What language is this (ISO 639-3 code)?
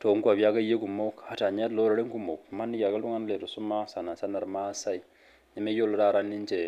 mas